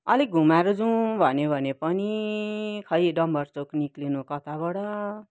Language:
Nepali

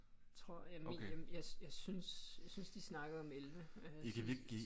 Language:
Danish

